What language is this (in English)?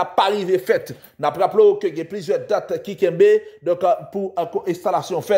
French